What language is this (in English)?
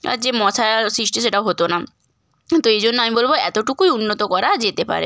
Bangla